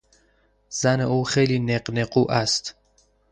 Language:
Persian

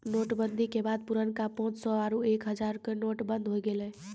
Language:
Maithili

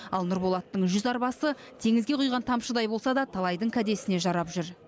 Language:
Kazakh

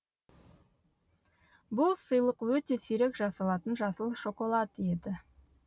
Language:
Kazakh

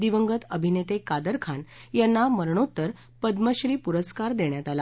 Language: Marathi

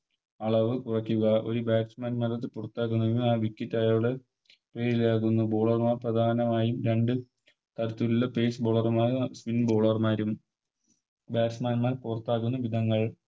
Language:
Malayalam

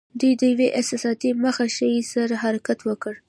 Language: Pashto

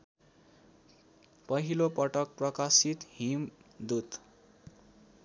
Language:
Nepali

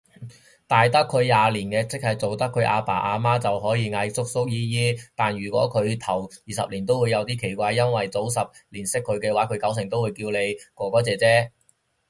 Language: Cantonese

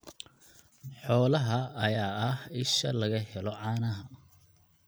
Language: Somali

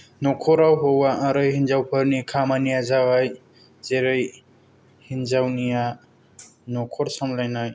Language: Bodo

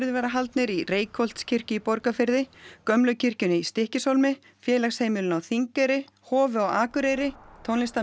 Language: Icelandic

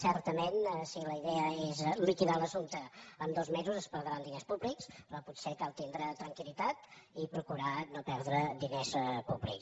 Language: Catalan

